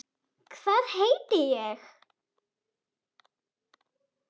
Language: Icelandic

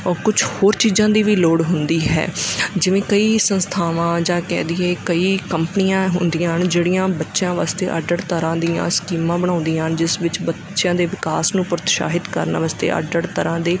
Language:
Punjabi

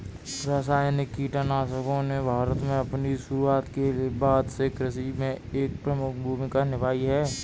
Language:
Hindi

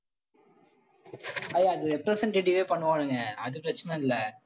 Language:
Tamil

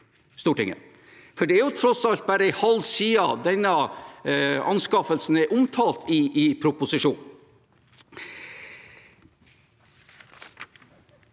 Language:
Norwegian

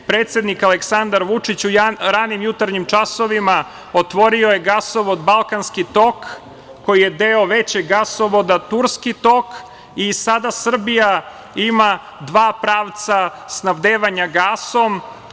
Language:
Serbian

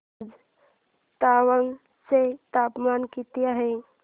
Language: Marathi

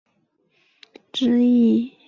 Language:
Chinese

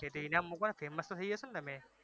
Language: Gujarati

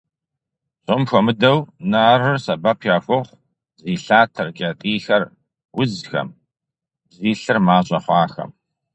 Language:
Kabardian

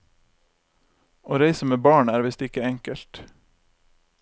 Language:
Norwegian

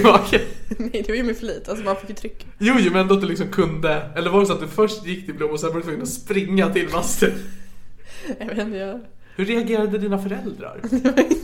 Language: Swedish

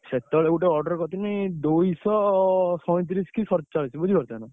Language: Odia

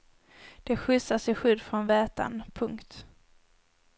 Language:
Swedish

